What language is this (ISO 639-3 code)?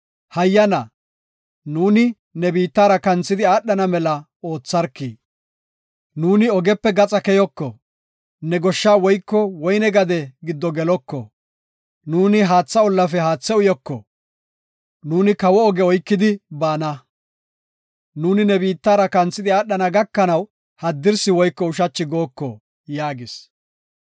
gof